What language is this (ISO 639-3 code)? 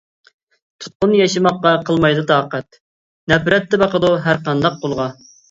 uig